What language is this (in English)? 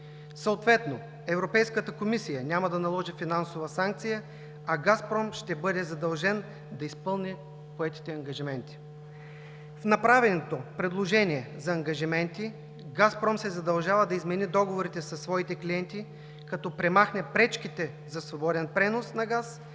Bulgarian